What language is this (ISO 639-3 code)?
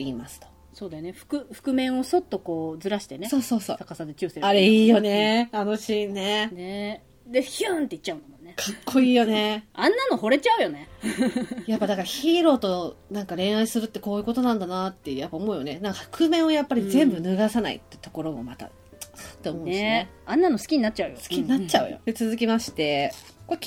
jpn